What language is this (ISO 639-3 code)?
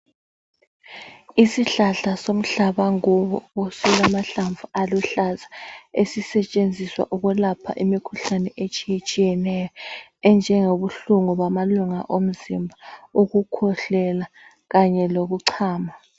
nde